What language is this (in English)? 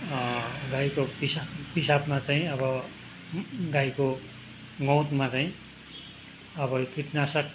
Nepali